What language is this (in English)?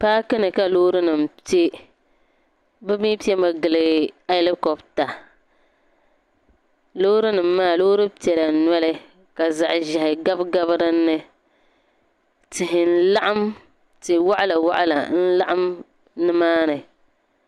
Dagbani